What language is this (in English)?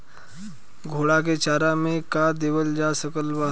Bhojpuri